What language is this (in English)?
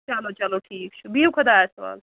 Kashmiri